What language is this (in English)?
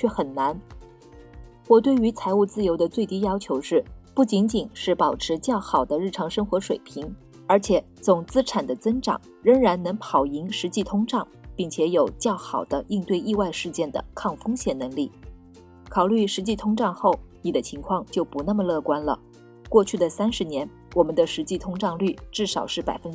Chinese